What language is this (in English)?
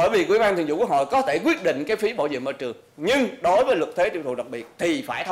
Vietnamese